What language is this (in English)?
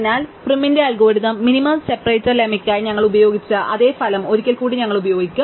Malayalam